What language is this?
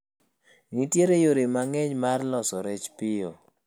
Luo (Kenya and Tanzania)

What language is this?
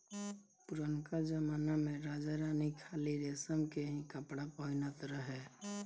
Bhojpuri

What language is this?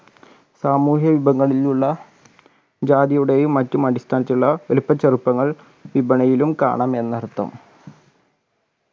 Malayalam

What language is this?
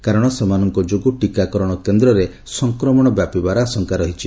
Odia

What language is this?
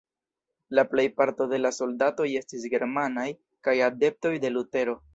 Esperanto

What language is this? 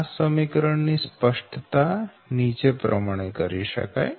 Gujarati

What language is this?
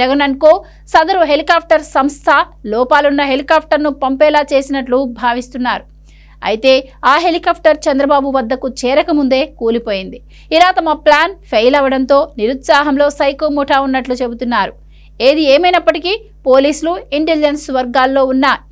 Telugu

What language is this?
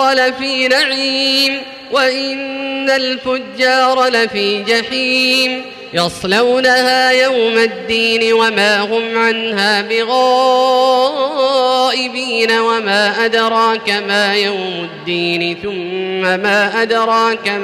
Arabic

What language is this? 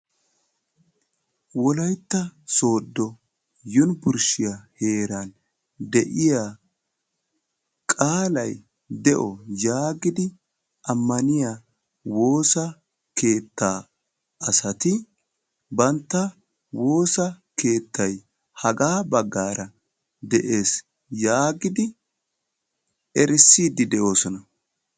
Wolaytta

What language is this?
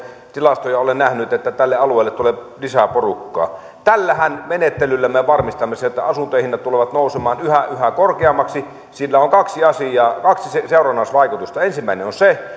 Finnish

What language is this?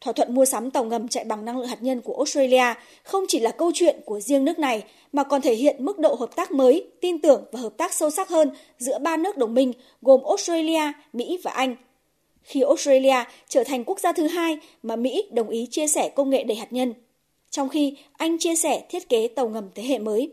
Vietnamese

